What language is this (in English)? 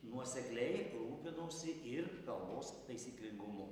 Lithuanian